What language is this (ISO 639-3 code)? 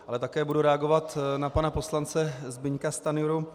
ces